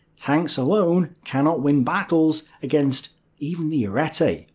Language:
English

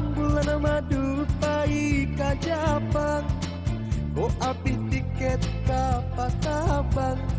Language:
Indonesian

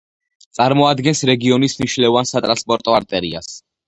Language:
Georgian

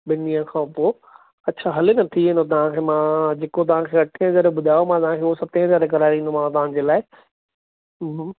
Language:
Sindhi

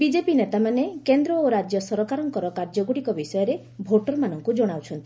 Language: Odia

